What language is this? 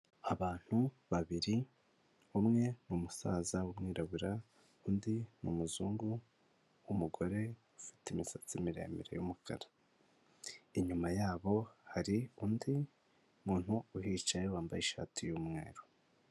Kinyarwanda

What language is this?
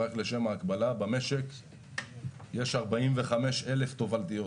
Hebrew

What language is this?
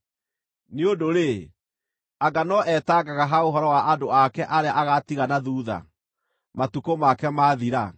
Kikuyu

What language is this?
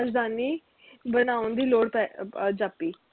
Punjabi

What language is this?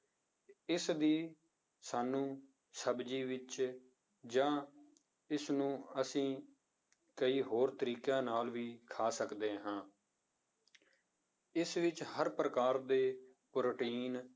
Punjabi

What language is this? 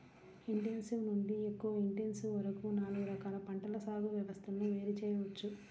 Telugu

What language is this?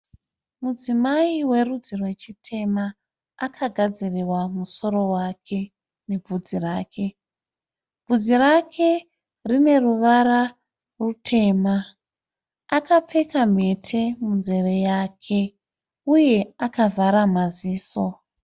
Shona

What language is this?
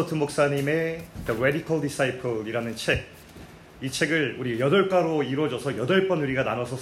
Korean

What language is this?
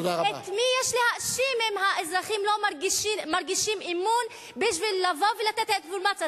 Hebrew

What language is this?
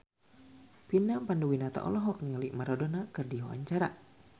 Sundanese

